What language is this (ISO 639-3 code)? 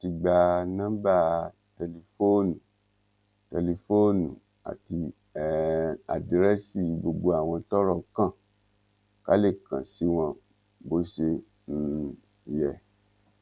yor